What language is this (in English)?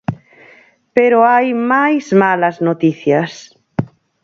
Galician